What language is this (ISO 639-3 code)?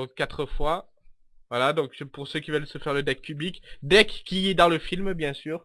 fra